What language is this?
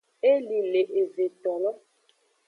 Aja (Benin)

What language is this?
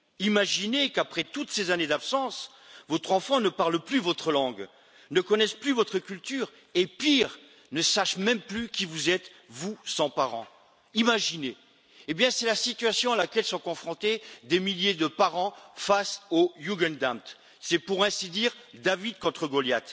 French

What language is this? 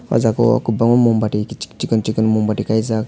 Kok Borok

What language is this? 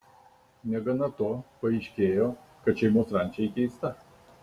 Lithuanian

